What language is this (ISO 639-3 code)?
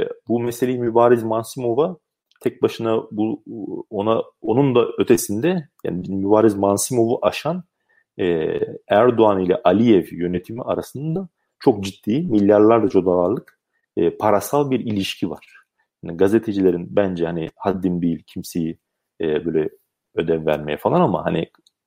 tur